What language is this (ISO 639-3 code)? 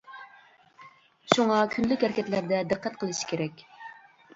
uig